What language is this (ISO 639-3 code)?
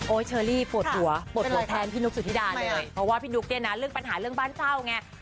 tha